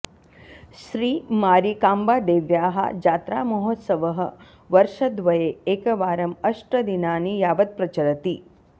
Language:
Sanskrit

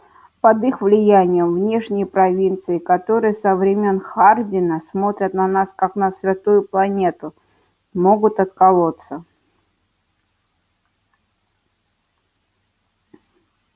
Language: Russian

